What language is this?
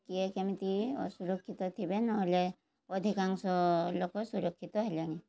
Odia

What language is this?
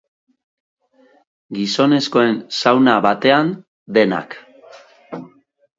Basque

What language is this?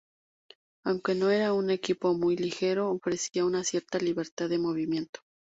Spanish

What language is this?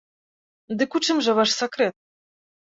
Belarusian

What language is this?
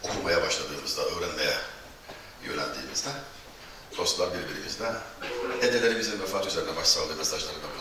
Turkish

